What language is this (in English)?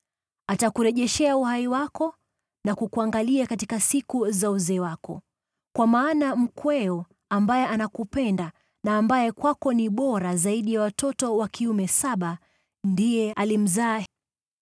Swahili